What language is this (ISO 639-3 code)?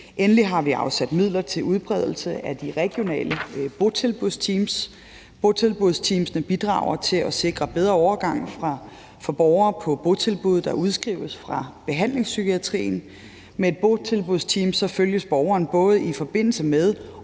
dan